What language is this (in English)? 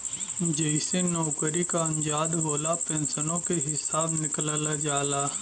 Bhojpuri